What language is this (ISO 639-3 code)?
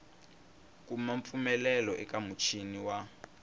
tso